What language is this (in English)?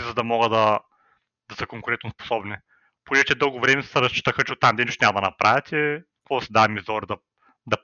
Bulgarian